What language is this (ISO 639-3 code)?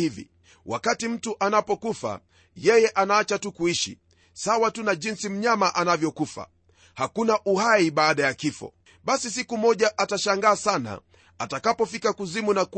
swa